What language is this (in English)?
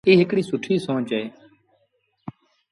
Sindhi Bhil